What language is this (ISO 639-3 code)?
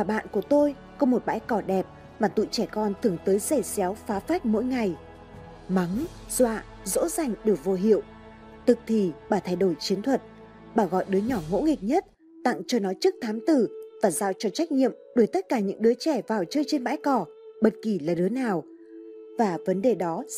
vie